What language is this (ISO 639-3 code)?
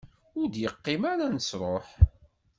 kab